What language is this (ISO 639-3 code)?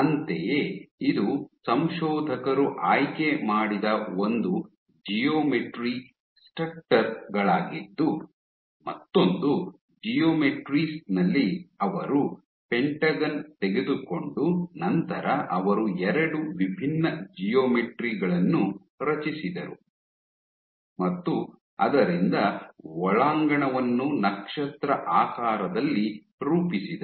kan